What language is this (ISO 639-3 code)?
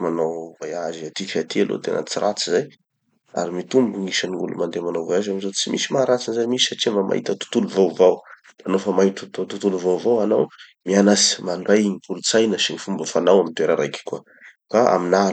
txy